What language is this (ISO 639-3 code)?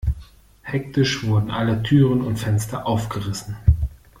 deu